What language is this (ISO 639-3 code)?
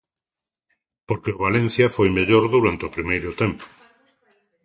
glg